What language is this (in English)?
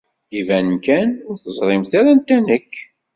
Kabyle